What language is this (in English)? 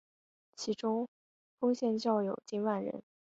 Chinese